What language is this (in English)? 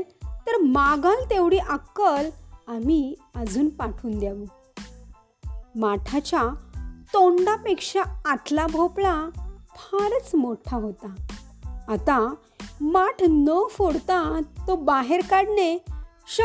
Marathi